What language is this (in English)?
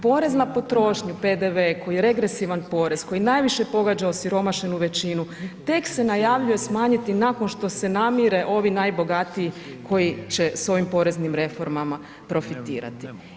Croatian